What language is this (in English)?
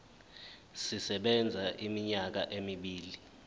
Zulu